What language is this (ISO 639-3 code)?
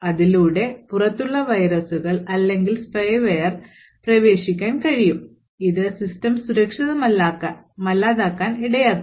mal